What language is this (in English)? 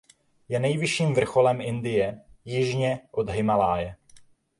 Czech